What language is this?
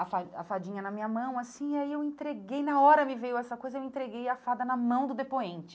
Portuguese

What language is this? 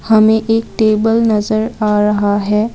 Hindi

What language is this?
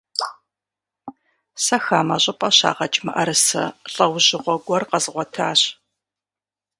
Kabardian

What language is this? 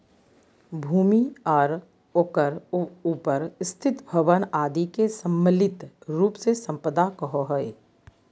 Magahi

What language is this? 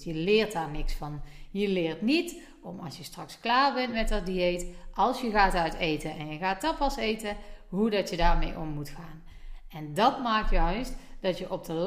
Dutch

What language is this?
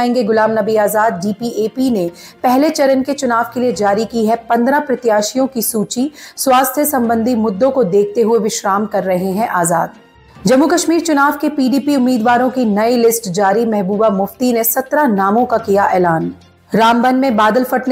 Hindi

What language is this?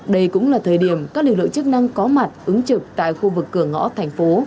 Vietnamese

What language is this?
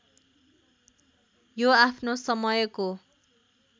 Nepali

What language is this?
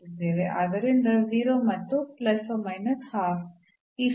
Kannada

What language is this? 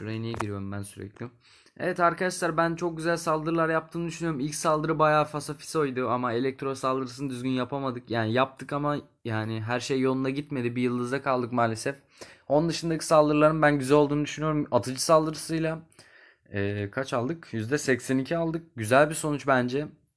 Turkish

